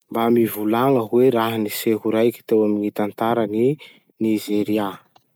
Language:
Masikoro Malagasy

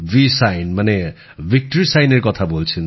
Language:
Bangla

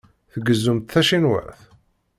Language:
Kabyle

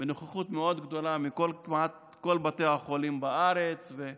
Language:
Hebrew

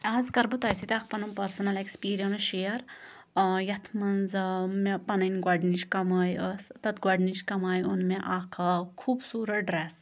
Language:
Kashmiri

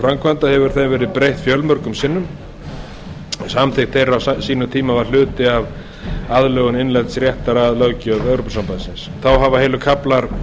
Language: Icelandic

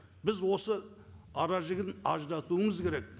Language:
Kazakh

